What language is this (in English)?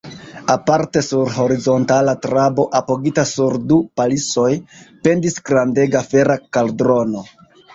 Esperanto